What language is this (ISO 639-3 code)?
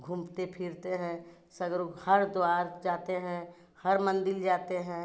hin